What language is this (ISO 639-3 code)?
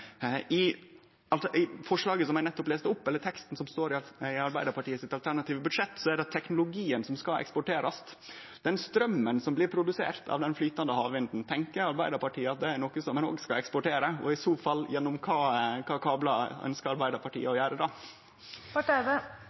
nor